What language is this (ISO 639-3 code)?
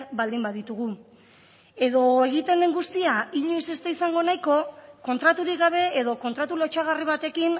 eus